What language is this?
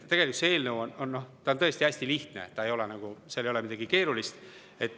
Estonian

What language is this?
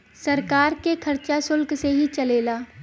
Bhojpuri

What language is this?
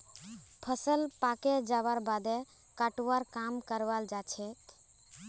Magahi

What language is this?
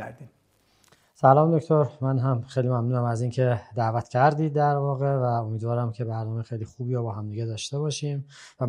Persian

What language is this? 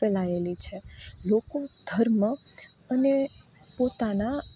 Gujarati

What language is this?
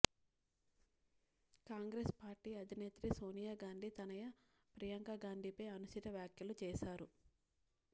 Telugu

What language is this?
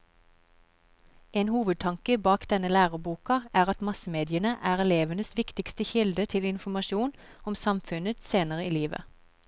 Norwegian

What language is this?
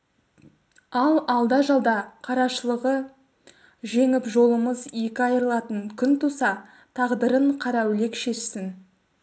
Kazakh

